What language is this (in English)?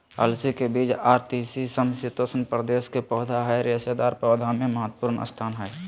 Magahi